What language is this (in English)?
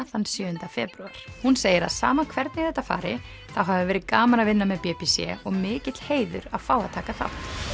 Icelandic